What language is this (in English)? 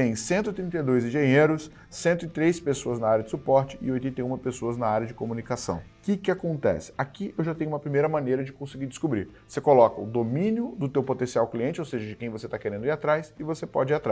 Portuguese